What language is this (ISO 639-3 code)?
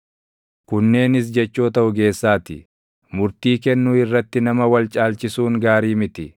orm